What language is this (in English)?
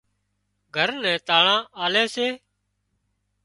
Wadiyara Koli